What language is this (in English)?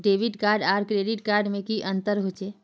Magahi